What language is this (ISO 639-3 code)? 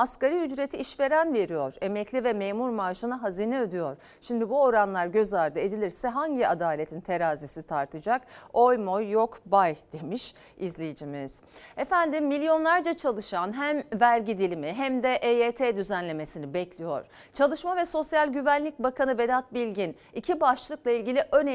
tur